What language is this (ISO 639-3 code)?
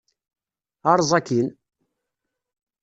kab